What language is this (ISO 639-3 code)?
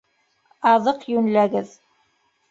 bak